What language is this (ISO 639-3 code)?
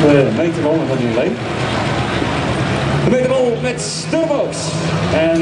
nld